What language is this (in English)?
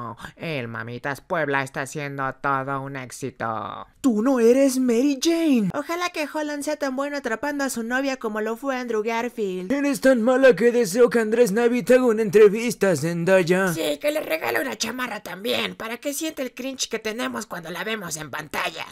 Spanish